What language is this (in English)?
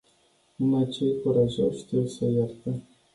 Romanian